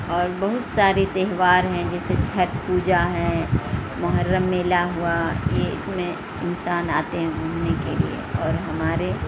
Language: Urdu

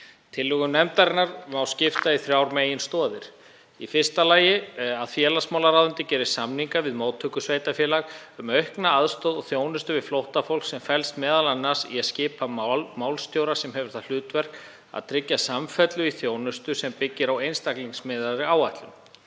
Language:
Icelandic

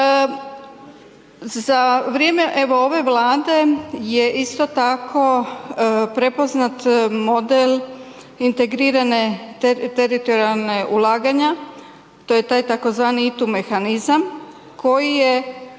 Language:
Croatian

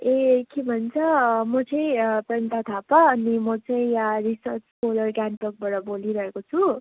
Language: Nepali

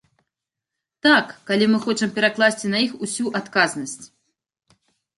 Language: Belarusian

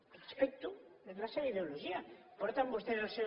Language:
Catalan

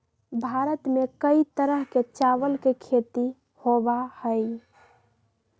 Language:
Magahi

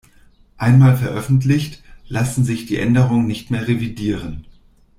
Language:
German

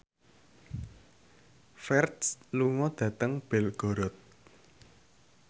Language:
Javanese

